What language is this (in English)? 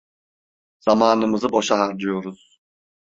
Turkish